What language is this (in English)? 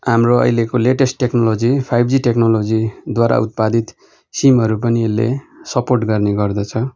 Nepali